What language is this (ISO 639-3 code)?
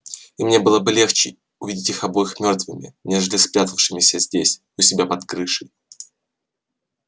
rus